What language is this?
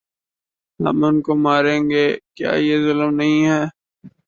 Urdu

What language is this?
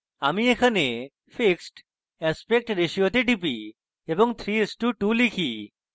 Bangla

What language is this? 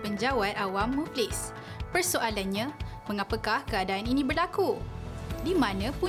Malay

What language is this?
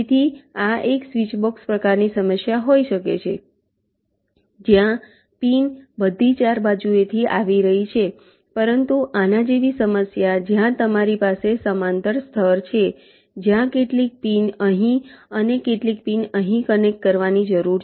Gujarati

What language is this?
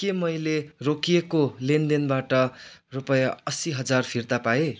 Nepali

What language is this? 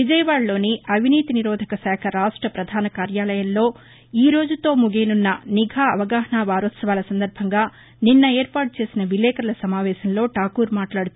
Telugu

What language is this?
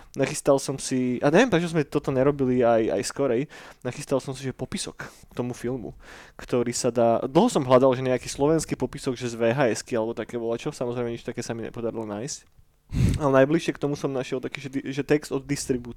Slovak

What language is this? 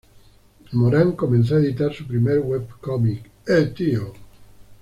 Spanish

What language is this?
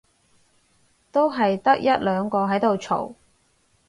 Cantonese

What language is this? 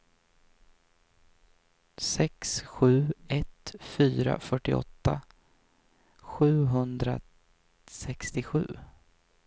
Swedish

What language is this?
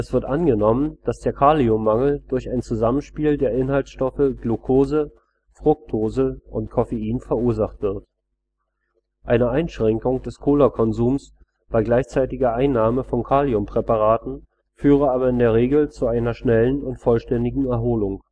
German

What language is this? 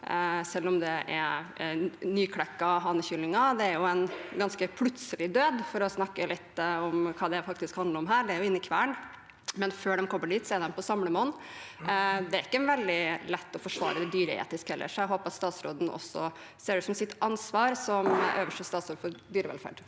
Norwegian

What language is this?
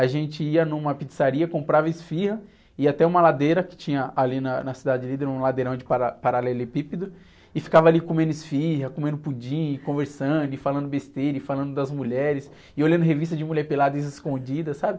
Portuguese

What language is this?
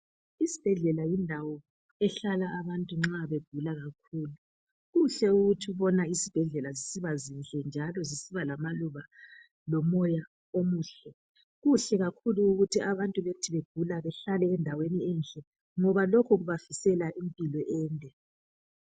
North Ndebele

